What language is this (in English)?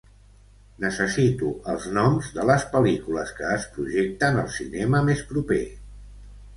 Catalan